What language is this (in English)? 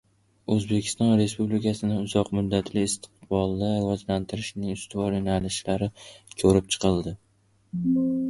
Uzbek